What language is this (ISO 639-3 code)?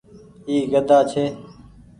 gig